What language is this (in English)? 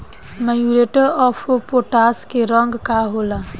Bhojpuri